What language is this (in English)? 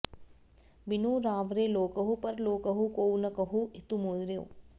Sanskrit